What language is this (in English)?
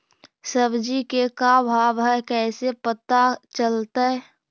Magahi